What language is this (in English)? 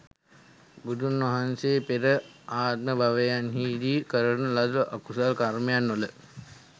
Sinhala